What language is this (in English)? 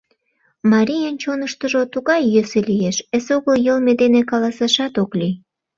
Mari